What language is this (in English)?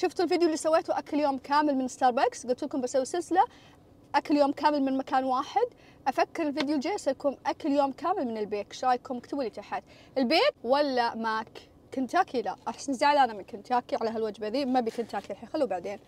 Arabic